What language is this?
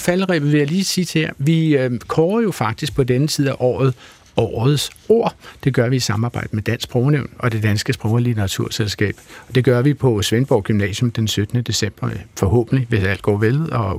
Danish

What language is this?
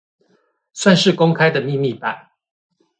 Chinese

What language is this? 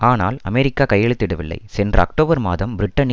Tamil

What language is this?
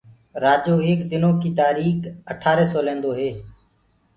Gurgula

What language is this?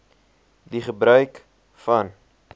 Afrikaans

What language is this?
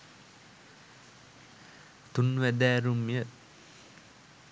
Sinhala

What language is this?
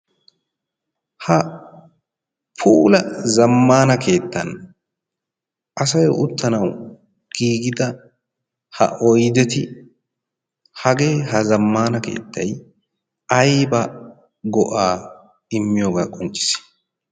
Wolaytta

